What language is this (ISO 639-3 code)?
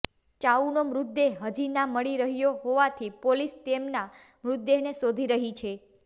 guj